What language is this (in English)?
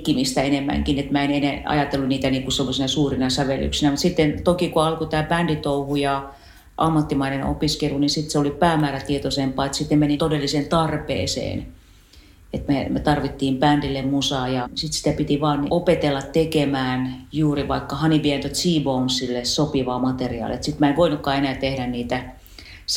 Finnish